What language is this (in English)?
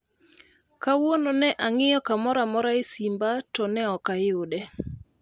Luo (Kenya and Tanzania)